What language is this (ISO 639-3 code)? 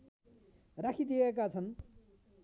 nep